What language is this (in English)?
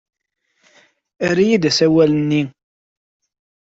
Kabyle